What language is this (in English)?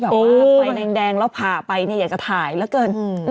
Thai